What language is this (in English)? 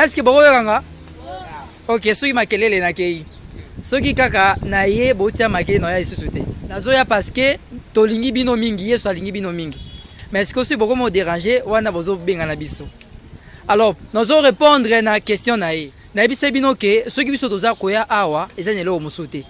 French